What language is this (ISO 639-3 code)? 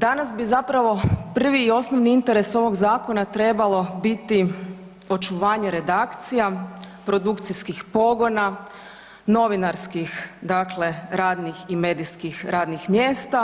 hrv